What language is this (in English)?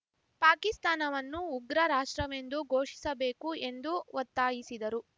Kannada